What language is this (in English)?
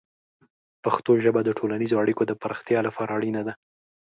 Pashto